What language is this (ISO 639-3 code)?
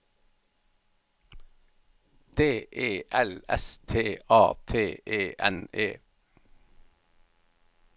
nor